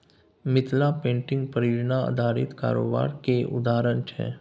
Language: Maithili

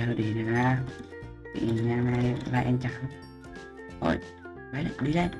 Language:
Vietnamese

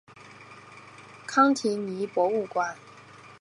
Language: Chinese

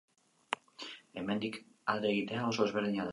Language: Basque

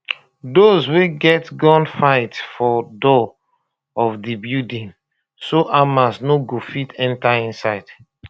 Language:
Nigerian Pidgin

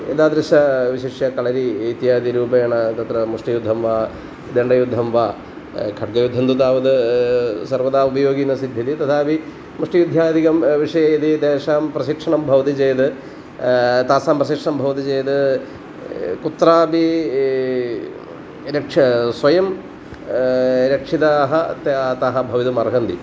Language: Sanskrit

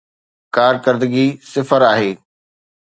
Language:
Sindhi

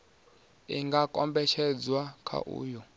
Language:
Venda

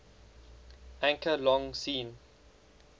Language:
English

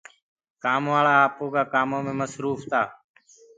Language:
Gurgula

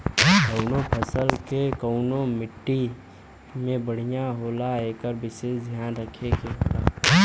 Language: Bhojpuri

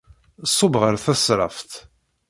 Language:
Kabyle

